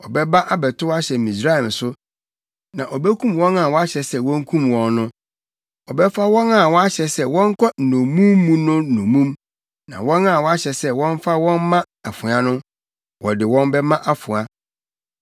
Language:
Akan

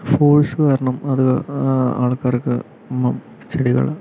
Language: Malayalam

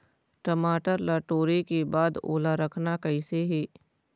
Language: Chhattisgarhi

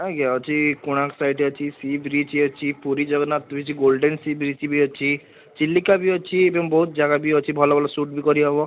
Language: Odia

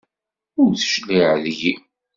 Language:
Kabyle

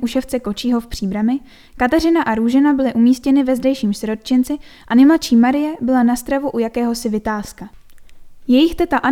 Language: Czech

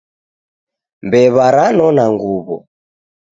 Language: Taita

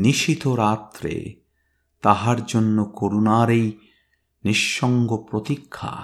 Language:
Bangla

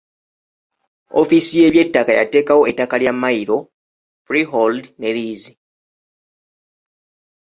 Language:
Ganda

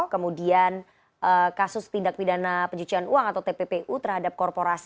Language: Indonesian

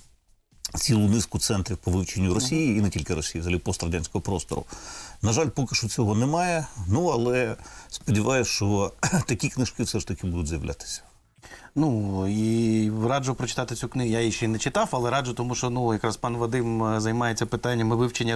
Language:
Ukrainian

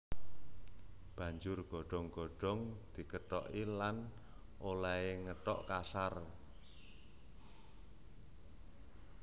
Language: Javanese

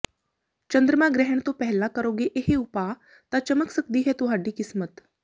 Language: Punjabi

